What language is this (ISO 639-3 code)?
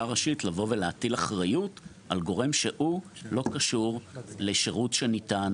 heb